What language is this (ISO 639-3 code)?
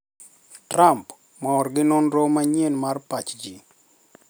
luo